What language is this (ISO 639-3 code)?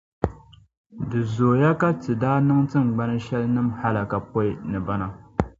dag